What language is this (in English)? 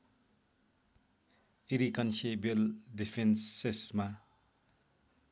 Nepali